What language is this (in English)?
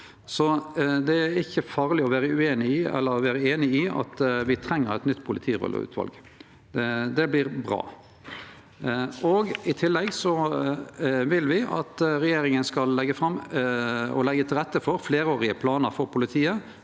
Norwegian